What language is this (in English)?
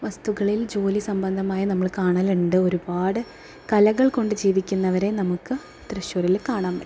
Malayalam